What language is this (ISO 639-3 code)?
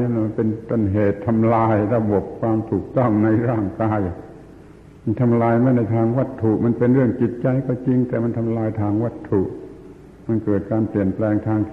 tha